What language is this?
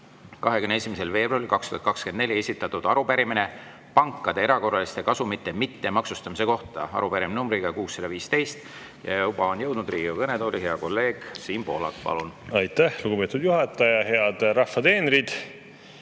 Estonian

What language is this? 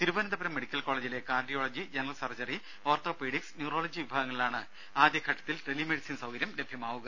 Malayalam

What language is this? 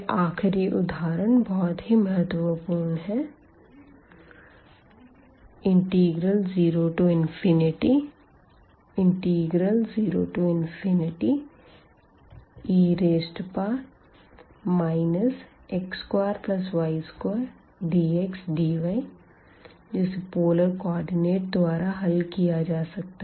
Hindi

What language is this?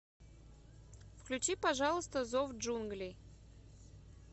Russian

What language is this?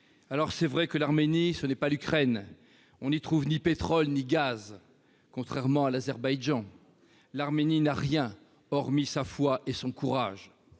French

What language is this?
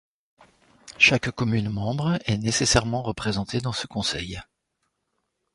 French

